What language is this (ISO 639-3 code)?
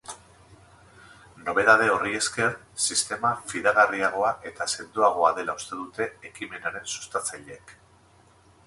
eus